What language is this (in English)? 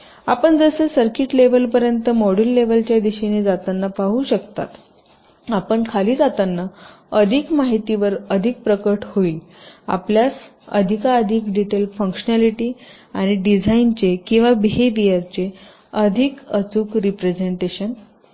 Marathi